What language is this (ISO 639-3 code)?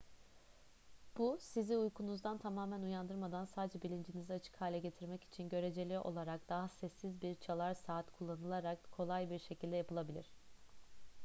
tur